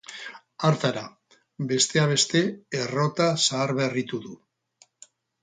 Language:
Basque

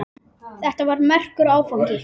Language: Icelandic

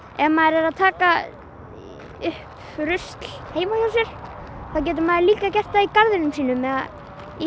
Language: Icelandic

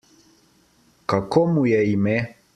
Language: Slovenian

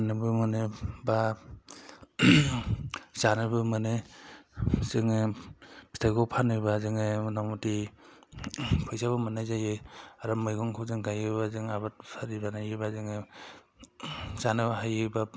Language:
Bodo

